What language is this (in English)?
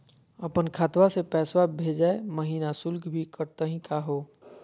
Magahi